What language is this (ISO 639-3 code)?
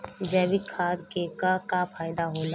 bho